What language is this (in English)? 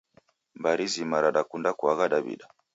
Taita